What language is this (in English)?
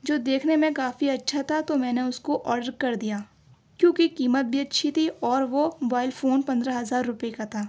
Urdu